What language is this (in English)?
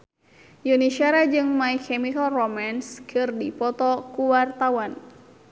Sundanese